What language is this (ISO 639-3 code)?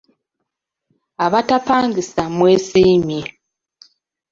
lug